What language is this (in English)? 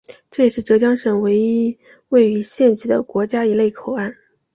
Chinese